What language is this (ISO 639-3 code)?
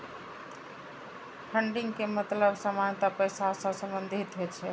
mai